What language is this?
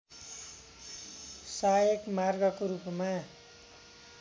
Nepali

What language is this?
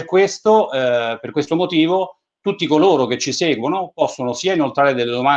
Italian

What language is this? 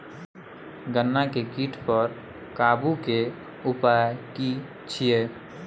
Maithili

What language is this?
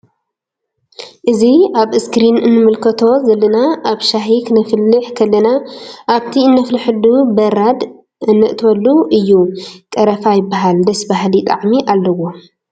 Tigrinya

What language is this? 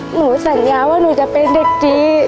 Thai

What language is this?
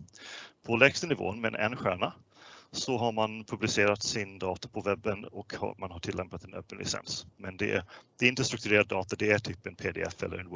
Swedish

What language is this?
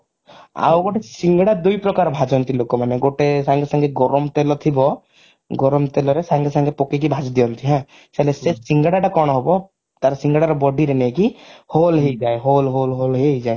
Odia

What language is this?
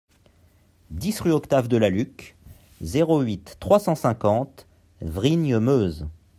French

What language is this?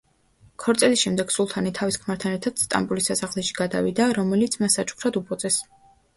Georgian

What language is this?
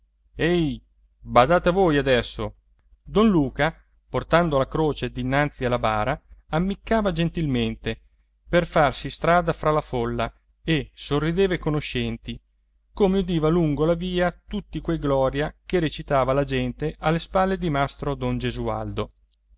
Italian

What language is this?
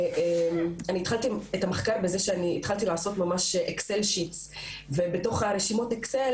Hebrew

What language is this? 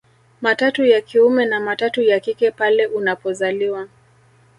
Swahili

